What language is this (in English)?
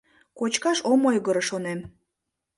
Mari